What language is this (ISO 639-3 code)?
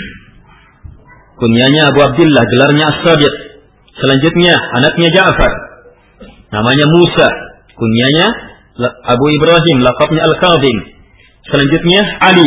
msa